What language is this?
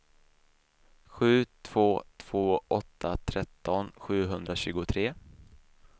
Swedish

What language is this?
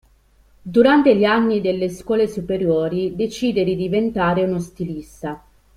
Italian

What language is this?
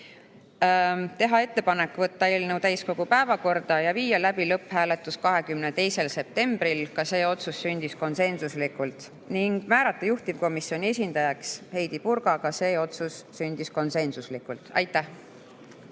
Estonian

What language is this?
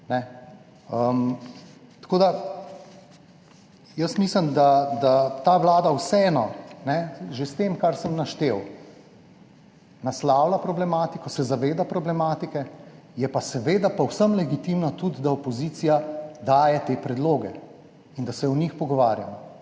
Slovenian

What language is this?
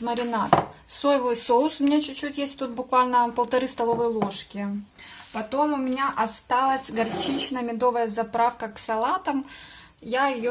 Russian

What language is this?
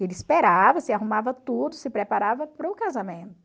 Portuguese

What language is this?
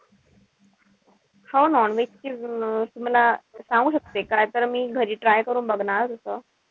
Marathi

